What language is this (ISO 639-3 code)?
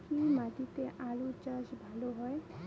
ben